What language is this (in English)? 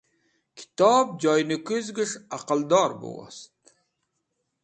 Wakhi